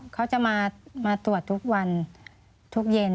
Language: Thai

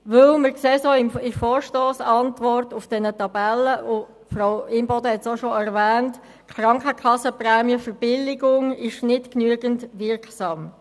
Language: Swiss German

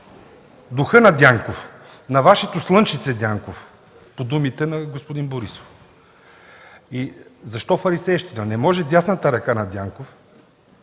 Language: Bulgarian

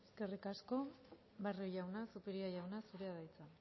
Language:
Basque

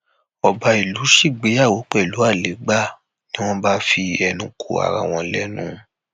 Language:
Yoruba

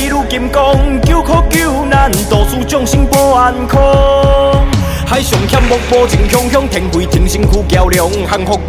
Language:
Chinese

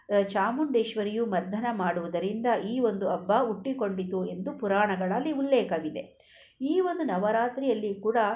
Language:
Kannada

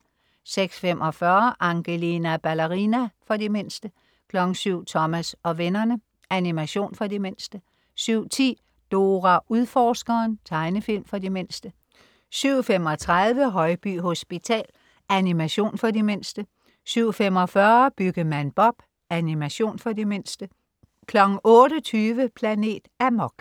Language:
Danish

